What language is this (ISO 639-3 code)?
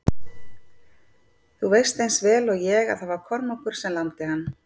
isl